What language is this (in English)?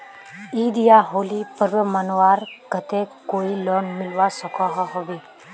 Magahi